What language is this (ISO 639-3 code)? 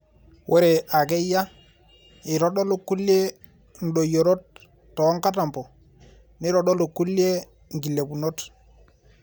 mas